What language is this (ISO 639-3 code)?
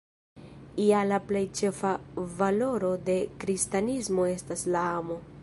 epo